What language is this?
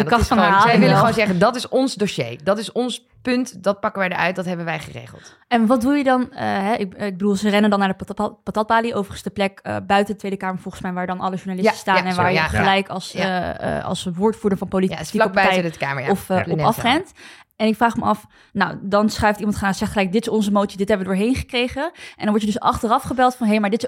Dutch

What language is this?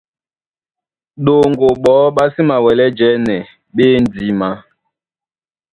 Duala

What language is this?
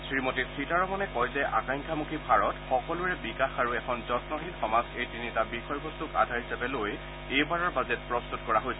Assamese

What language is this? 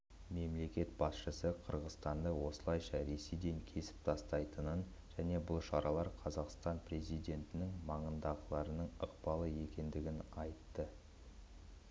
Kazakh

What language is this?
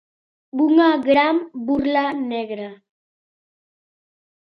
Galician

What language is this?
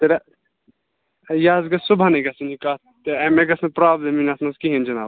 Kashmiri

